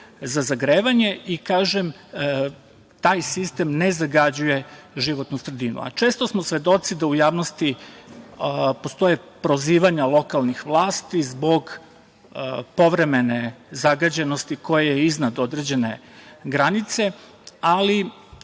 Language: Serbian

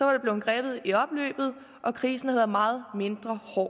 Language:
Danish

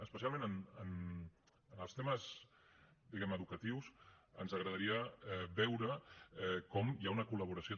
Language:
Catalan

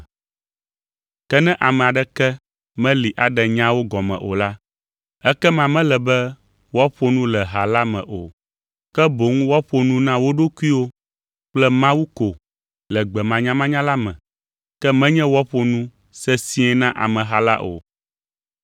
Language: Ewe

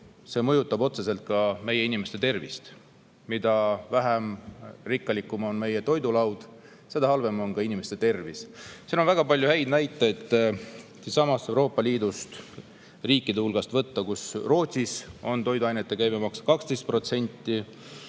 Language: Estonian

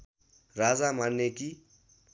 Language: Nepali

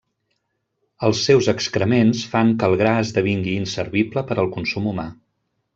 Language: Catalan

